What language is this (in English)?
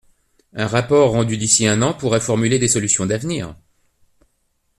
French